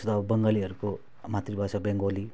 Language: Nepali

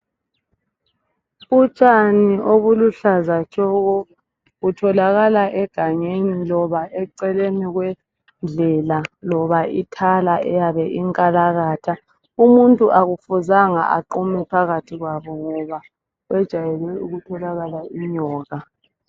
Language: North Ndebele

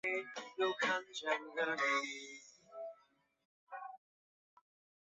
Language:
Chinese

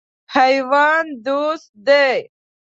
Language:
Pashto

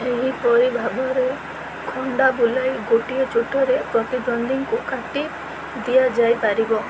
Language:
Odia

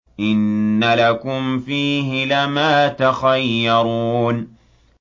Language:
Arabic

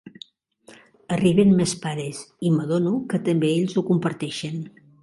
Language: Catalan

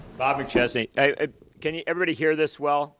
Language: English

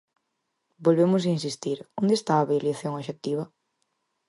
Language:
Galician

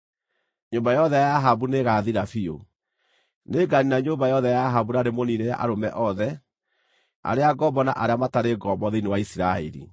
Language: Kikuyu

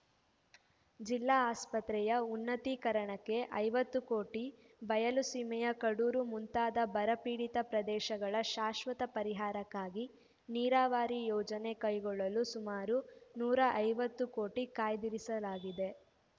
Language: Kannada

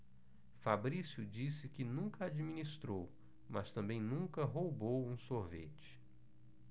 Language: Portuguese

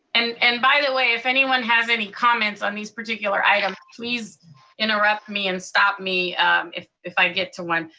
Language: English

